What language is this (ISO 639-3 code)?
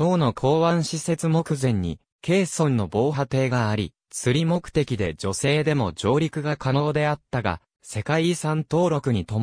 jpn